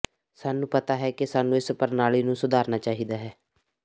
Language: Punjabi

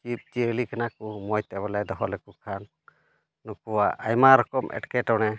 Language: Santali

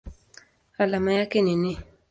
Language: Swahili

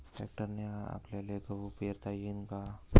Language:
Marathi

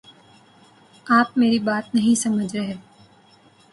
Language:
Urdu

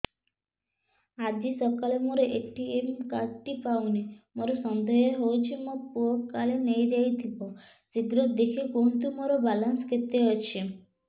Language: Odia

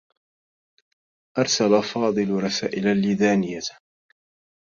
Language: Arabic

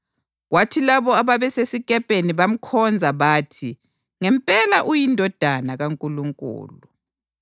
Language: North Ndebele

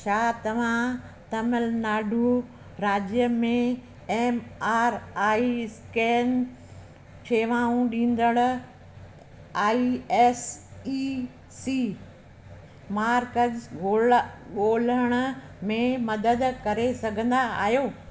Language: Sindhi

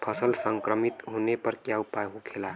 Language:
Bhojpuri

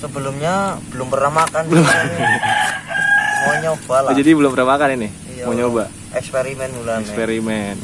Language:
Indonesian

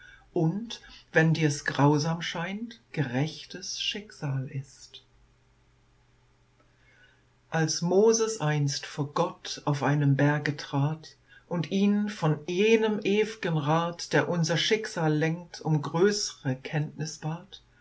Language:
German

